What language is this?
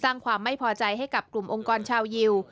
Thai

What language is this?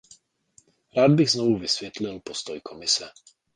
Czech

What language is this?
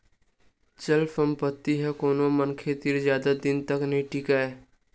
Chhattisgarhi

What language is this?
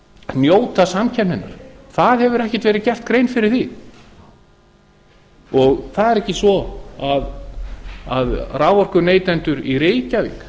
Icelandic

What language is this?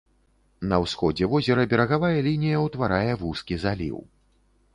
Belarusian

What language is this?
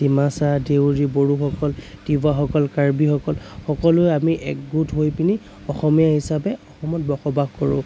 Assamese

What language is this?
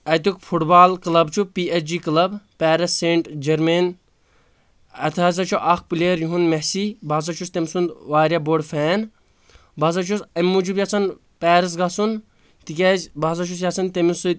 Kashmiri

